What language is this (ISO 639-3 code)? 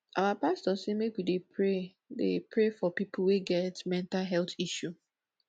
pcm